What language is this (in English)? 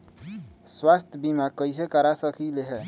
Magahi